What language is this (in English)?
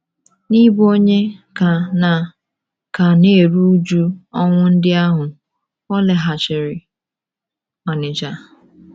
Igbo